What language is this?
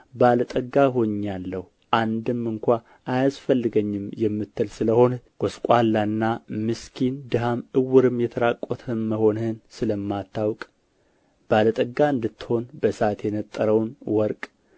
Amharic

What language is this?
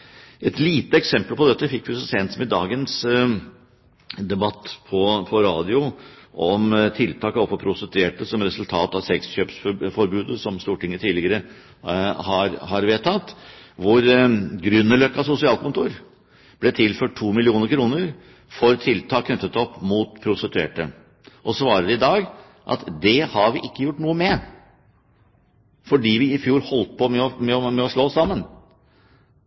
Norwegian Bokmål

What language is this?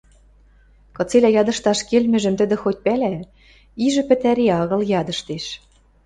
Western Mari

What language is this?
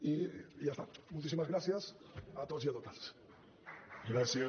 Catalan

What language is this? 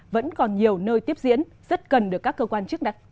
Vietnamese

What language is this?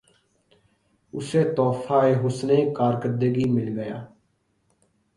Urdu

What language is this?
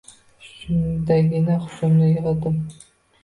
Uzbek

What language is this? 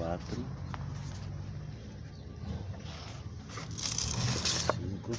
Portuguese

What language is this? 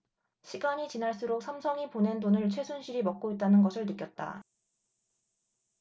Korean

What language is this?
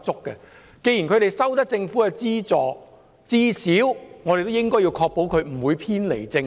Cantonese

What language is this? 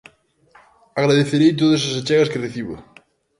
Galician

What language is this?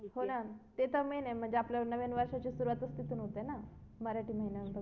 Marathi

